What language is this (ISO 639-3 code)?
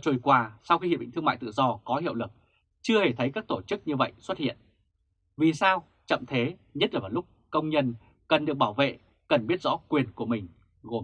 vie